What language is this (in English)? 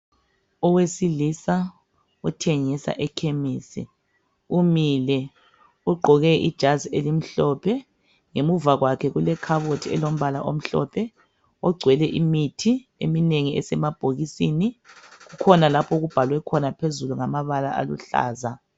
North Ndebele